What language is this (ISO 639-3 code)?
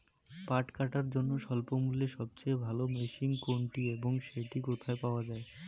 ben